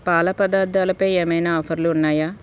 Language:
Telugu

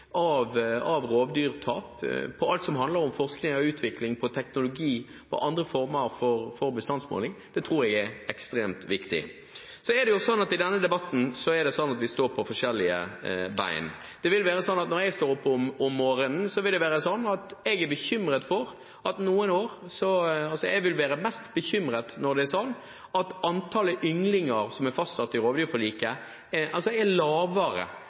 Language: Norwegian Bokmål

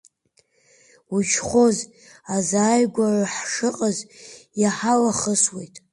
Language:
Abkhazian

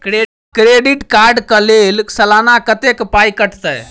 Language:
Maithili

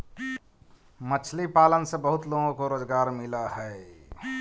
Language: Magahi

